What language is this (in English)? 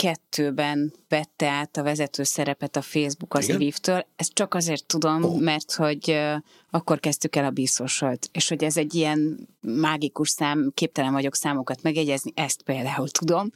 Hungarian